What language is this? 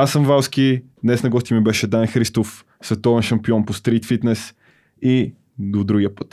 Bulgarian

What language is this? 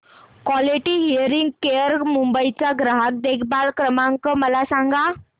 Marathi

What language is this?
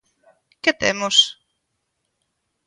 Galician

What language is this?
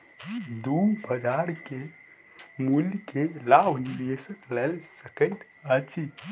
Maithili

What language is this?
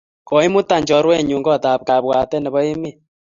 Kalenjin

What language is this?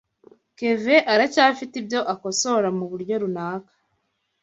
Kinyarwanda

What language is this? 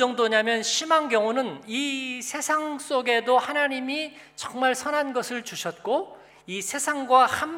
Korean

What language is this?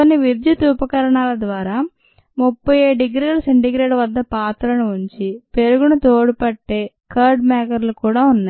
Telugu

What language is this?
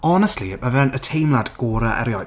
Welsh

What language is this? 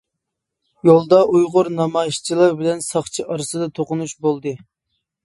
Uyghur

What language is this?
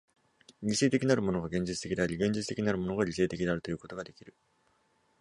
Japanese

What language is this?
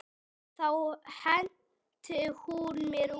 Icelandic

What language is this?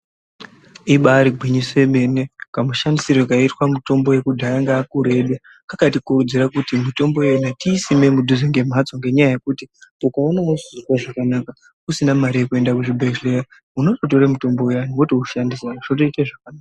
Ndau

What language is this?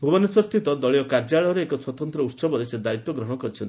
Odia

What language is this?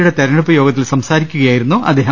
Malayalam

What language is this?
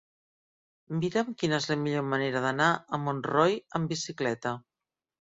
Catalan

